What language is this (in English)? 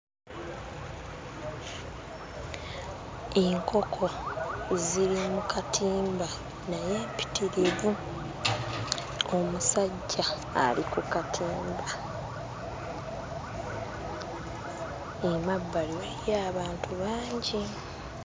Ganda